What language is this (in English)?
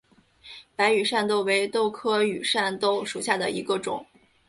Chinese